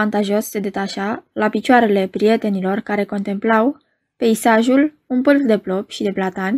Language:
Romanian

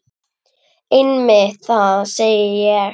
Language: Icelandic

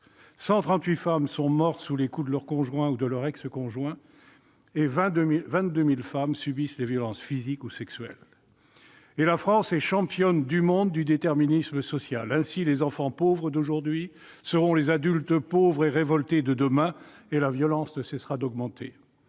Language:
French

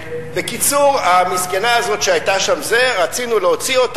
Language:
Hebrew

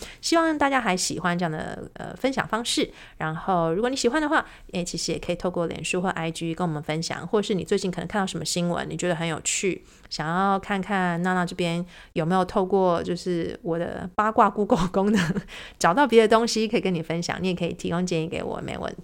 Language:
Chinese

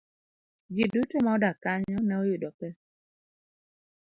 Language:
Luo (Kenya and Tanzania)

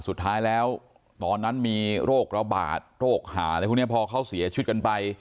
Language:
Thai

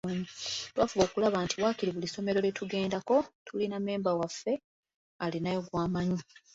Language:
Ganda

